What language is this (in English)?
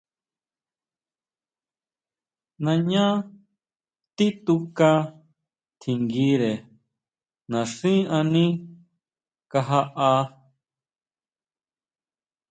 Huautla Mazatec